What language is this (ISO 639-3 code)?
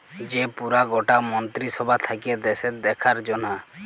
ben